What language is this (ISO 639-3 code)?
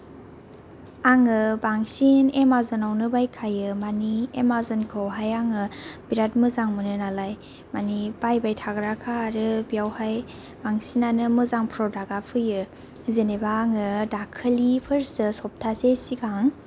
brx